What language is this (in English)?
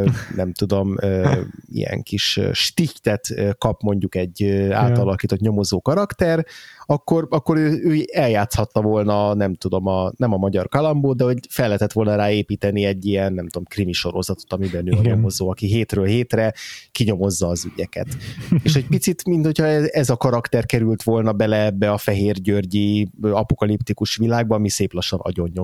Hungarian